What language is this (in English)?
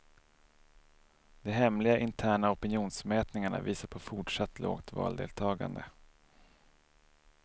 Swedish